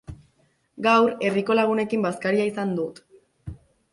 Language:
Basque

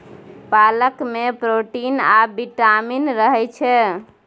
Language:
Maithili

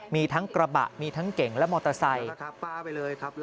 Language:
Thai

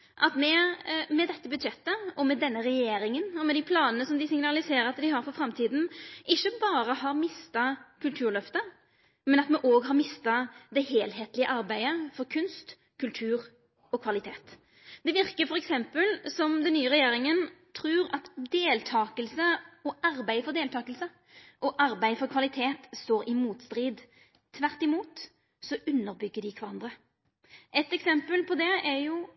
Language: Norwegian Nynorsk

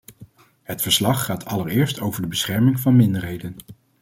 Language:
Dutch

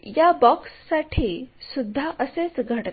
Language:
Marathi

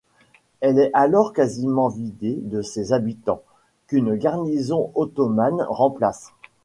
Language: French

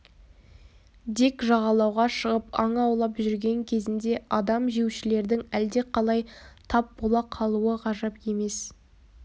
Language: Kazakh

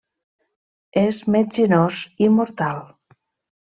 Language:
Catalan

